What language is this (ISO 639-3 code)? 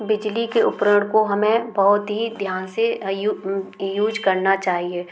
hin